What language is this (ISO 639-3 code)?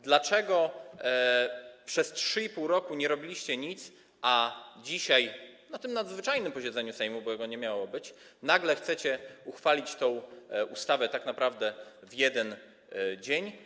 pol